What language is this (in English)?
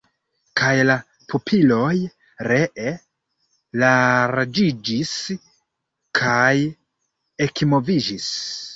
Esperanto